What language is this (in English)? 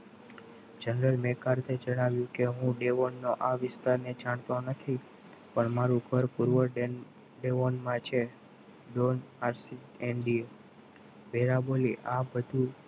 Gujarati